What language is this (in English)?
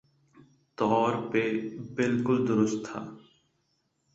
Urdu